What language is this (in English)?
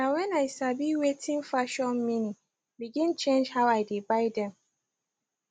Nigerian Pidgin